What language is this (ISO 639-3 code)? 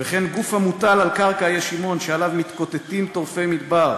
heb